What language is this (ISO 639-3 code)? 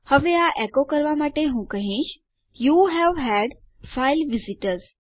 guj